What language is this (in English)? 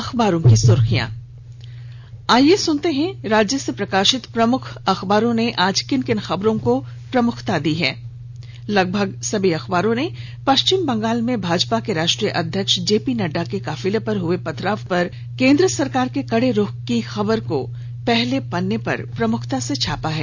Hindi